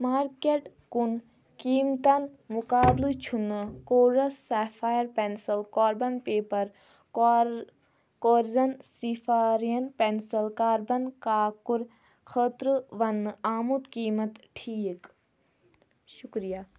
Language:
Kashmiri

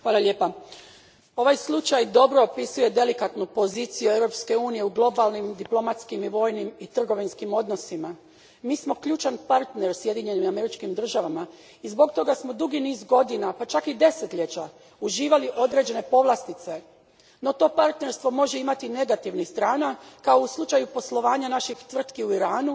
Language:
Croatian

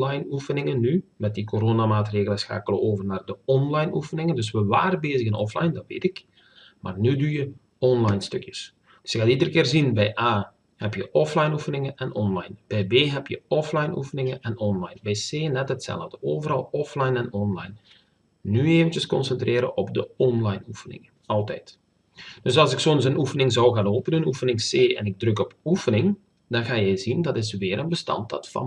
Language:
Dutch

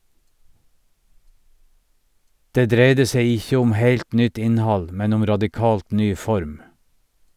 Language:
Norwegian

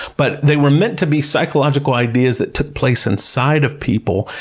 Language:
English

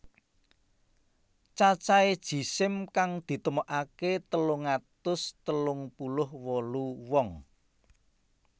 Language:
Javanese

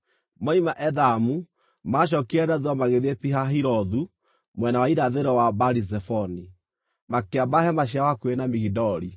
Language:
Kikuyu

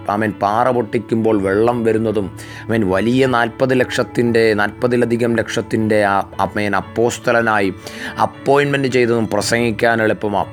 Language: Malayalam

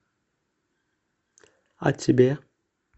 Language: Russian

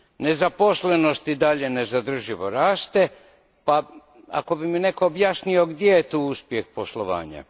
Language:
Croatian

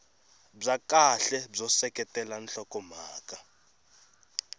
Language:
Tsonga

